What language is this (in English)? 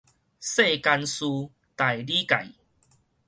Min Nan Chinese